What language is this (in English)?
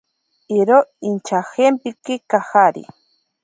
Ashéninka Perené